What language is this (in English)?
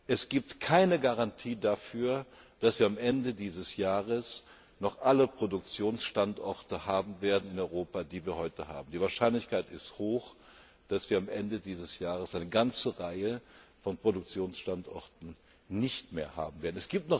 German